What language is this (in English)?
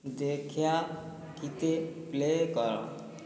Odia